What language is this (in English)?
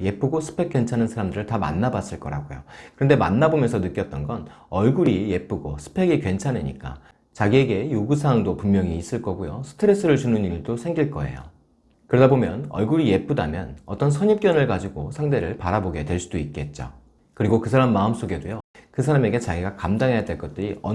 Korean